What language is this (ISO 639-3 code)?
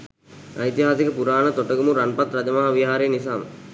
sin